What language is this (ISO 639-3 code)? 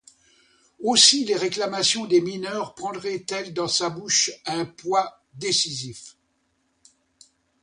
fra